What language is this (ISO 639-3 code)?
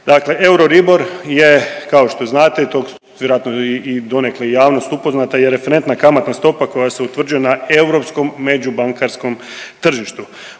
hrv